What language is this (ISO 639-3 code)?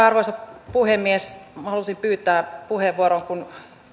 fin